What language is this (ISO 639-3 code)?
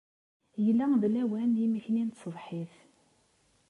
kab